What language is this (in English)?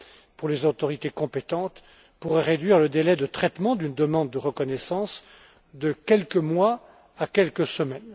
French